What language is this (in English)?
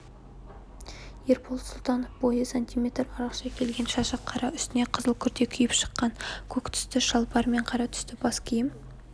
Kazakh